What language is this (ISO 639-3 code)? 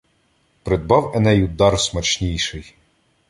ukr